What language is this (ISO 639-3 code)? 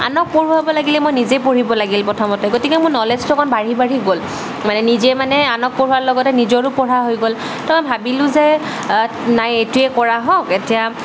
asm